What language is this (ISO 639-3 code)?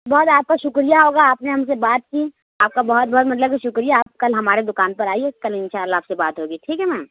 urd